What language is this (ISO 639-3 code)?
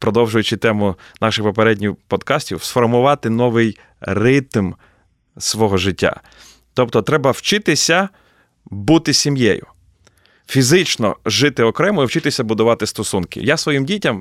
ukr